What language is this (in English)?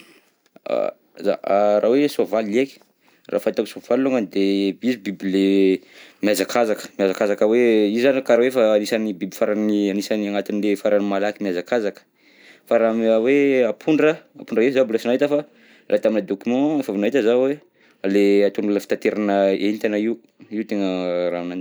Southern Betsimisaraka Malagasy